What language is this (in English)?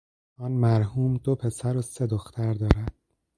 Persian